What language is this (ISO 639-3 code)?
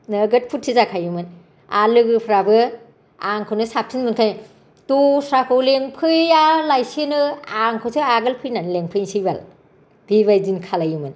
brx